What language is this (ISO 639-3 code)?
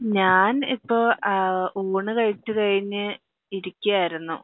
mal